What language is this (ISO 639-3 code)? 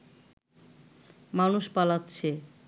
ben